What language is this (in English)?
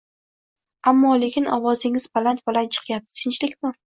Uzbek